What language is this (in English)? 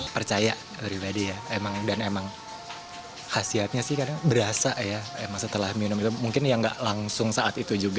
Indonesian